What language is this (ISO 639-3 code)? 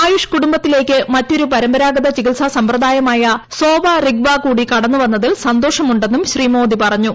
mal